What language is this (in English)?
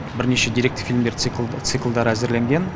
Kazakh